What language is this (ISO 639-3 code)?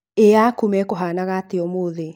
kik